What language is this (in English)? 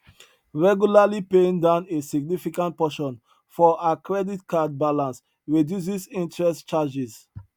Nigerian Pidgin